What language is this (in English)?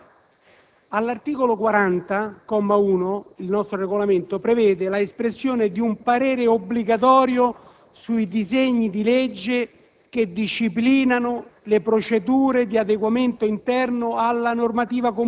Italian